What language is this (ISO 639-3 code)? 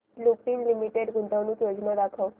mar